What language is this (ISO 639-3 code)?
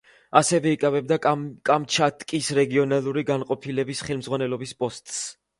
kat